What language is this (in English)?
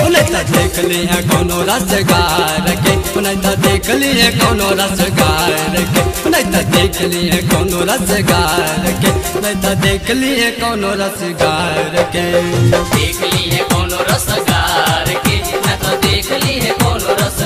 Hindi